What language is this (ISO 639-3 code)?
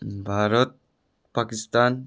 nep